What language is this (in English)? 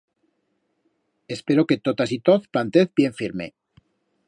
Aragonese